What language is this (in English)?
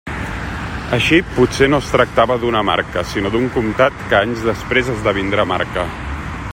Catalan